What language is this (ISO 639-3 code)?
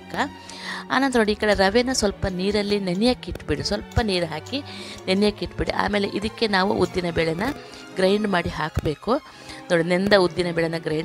kan